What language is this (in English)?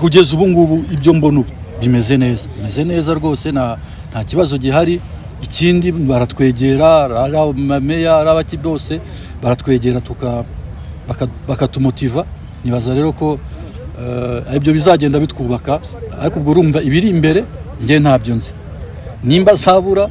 Russian